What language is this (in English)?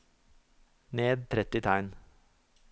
Norwegian